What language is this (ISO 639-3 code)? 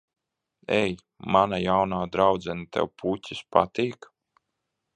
lav